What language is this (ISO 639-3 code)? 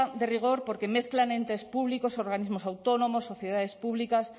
spa